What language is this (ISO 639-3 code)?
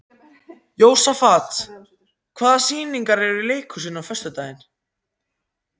isl